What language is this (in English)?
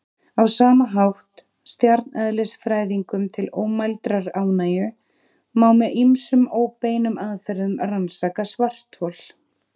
Icelandic